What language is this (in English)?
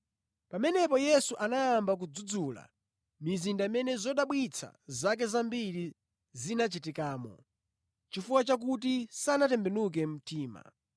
Nyanja